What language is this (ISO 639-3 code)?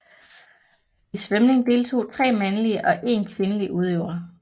dan